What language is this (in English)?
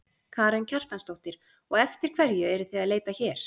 Icelandic